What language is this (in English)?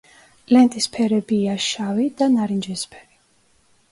Georgian